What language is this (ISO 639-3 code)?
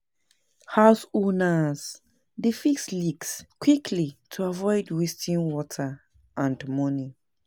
pcm